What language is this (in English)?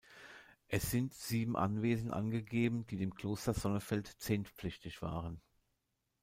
German